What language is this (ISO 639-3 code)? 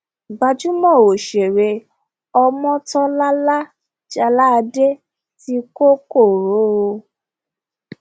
yor